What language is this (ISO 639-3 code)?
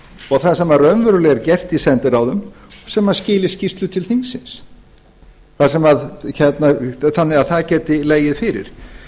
isl